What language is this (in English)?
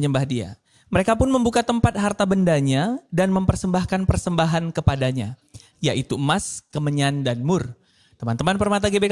Indonesian